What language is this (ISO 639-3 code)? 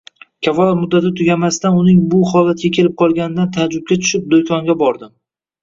uzb